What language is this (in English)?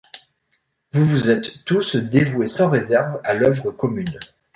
French